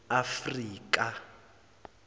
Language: Zulu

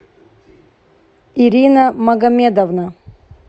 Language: Russian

